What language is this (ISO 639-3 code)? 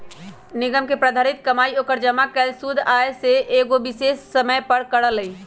mag